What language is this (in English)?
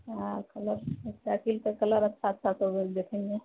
Maithili